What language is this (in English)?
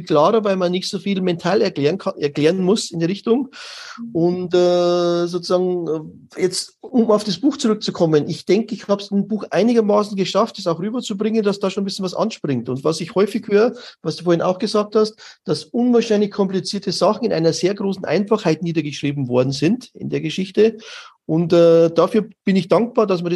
German